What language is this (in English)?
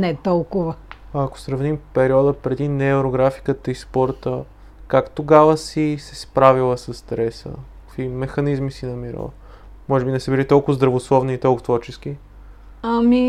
Bulgarian